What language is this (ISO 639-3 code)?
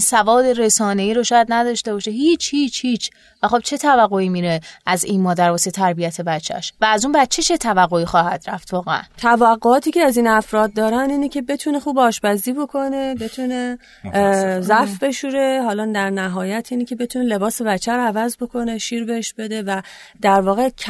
fas